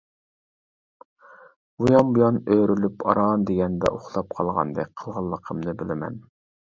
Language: Uyghur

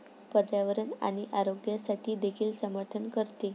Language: Marathi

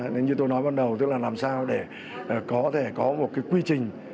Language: Vietnamese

